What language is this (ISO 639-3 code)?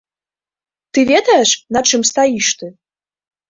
bel